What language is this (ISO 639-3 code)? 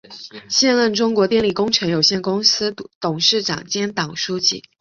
zho